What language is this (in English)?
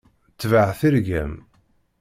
Kabyle